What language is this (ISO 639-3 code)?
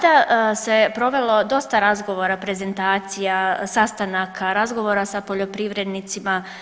hrv